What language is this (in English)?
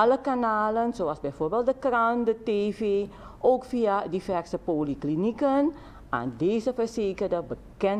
Dutch